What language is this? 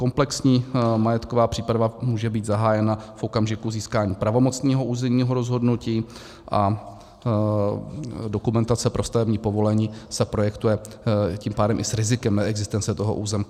Czech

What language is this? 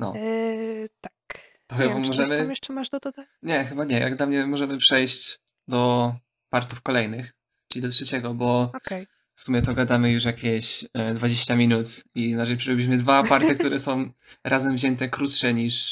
Polish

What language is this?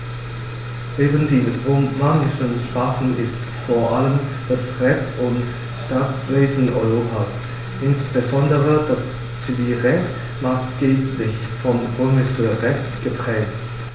German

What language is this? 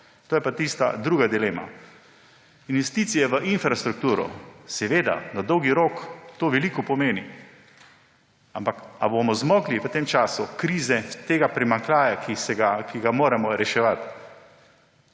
Slovenian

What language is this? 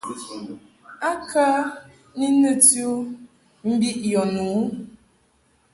Mungaka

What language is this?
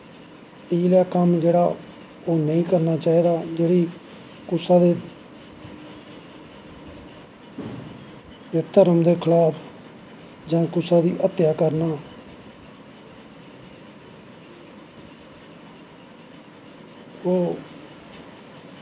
Dogri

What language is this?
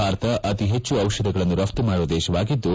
Kannada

